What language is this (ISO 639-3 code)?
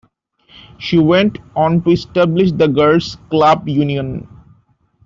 eng